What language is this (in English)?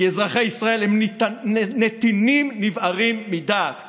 Hebrew